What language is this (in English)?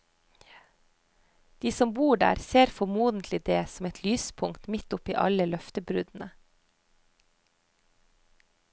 Norwegian